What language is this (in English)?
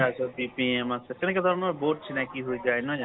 Assamese